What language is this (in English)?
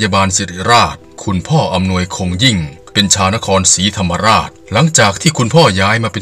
Thai